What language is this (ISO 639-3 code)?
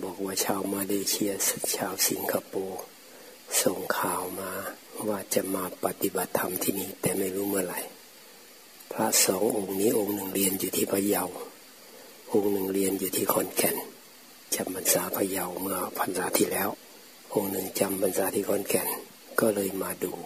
tha